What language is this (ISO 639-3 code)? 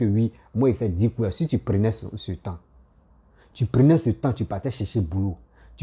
fra